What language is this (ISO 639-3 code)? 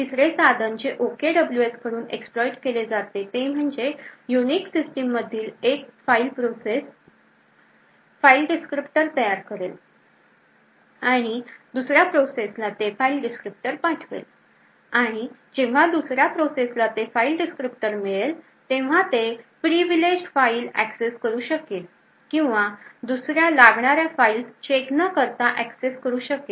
mar